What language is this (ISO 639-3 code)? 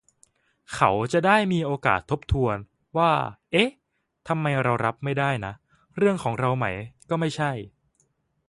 tha